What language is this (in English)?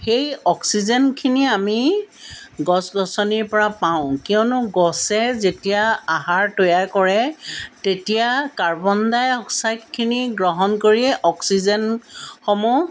Assamese